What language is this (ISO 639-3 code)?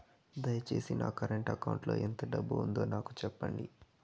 tel